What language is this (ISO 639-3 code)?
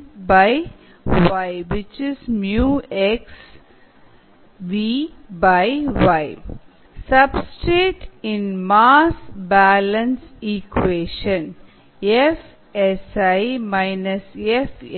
tam